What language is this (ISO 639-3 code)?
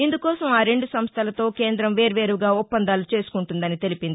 tel